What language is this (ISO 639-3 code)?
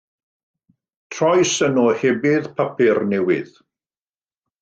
cym